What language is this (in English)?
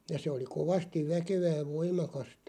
Finnish